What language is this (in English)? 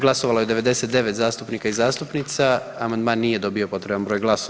Croatian